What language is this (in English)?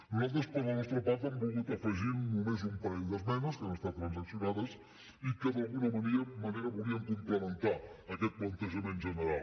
Catalan